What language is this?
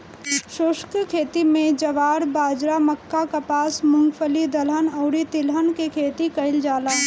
Bhojpuri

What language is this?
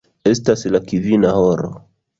Esperanto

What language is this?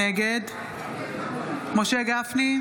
Hebrew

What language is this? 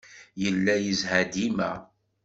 Kabyle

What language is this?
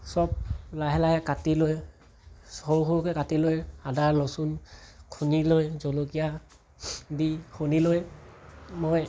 Assamese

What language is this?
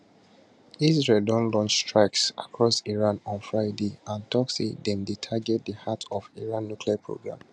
Nigerian Pidgin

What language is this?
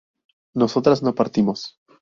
Spanish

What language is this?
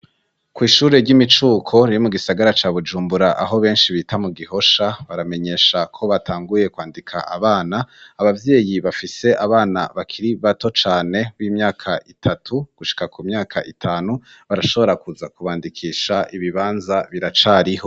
Rundi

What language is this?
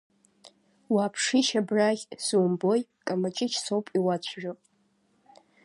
Abkhazian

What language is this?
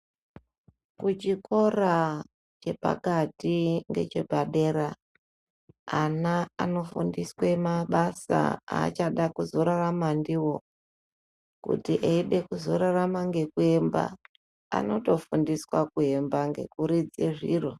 Ndau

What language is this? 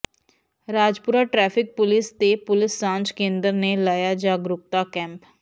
Punjabi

